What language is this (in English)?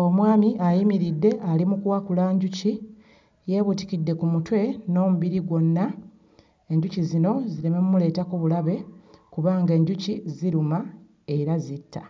Ganda